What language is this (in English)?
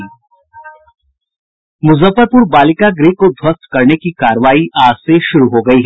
Hindi